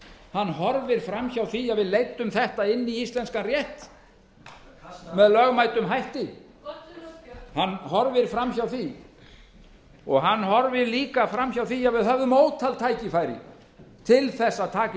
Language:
Icelandic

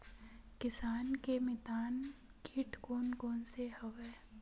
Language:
Chhattisgarhi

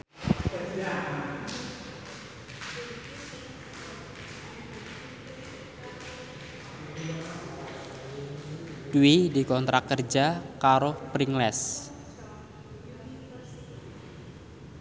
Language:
Javanese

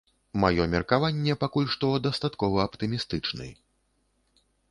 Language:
Belarusian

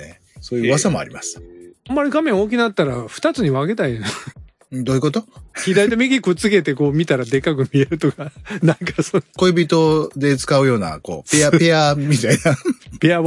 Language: Japanese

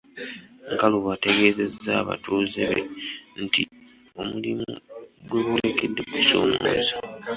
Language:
Ganda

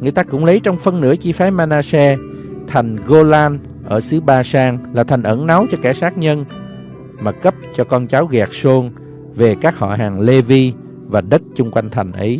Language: Vietnamese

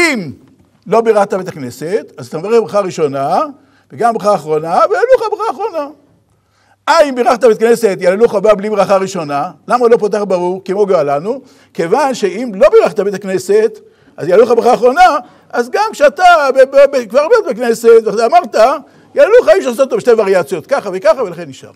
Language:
Hebrew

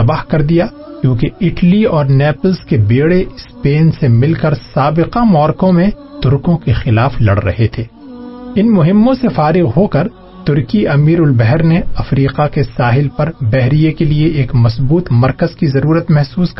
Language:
Urdu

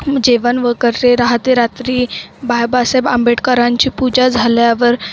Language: Marathi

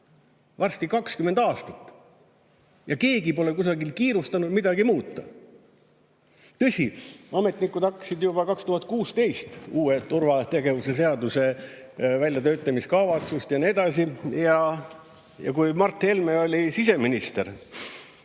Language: Estonian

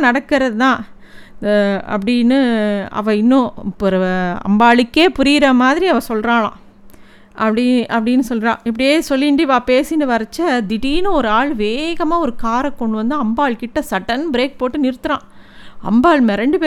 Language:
Tamil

